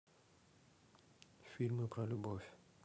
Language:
Russian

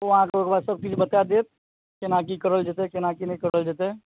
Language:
Maithili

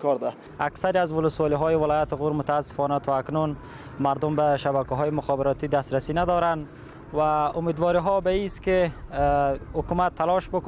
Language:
Persian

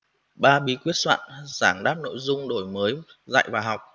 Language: Vietnamese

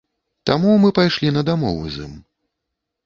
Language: Belarusian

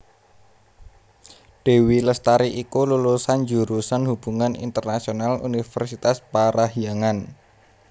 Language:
Javanese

